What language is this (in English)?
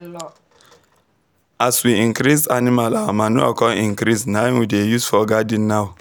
Nigerian Pidgin